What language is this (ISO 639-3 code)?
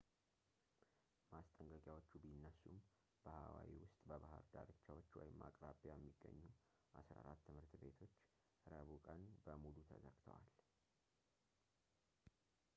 amh